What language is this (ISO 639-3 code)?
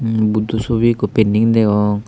ccp